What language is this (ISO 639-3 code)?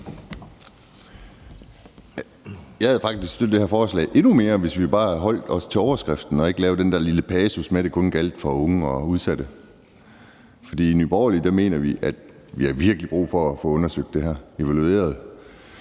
dan